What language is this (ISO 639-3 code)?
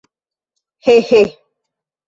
epo